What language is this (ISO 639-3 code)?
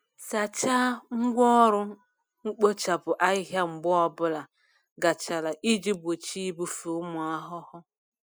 ibo